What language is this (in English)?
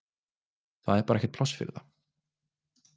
Icelandic